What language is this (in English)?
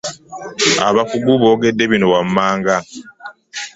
Ganda